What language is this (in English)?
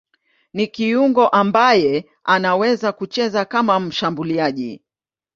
Swahili